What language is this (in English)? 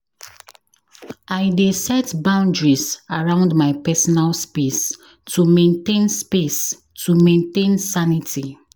Nigerian Pidgin